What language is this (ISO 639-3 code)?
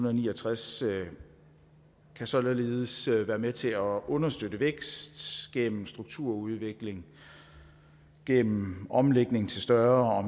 dan